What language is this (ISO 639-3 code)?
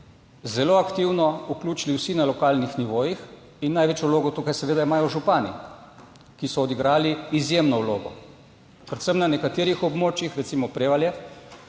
slv